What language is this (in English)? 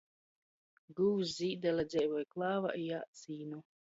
Latgalian